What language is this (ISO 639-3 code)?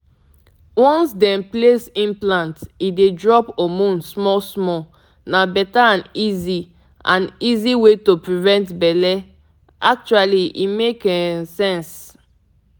pcm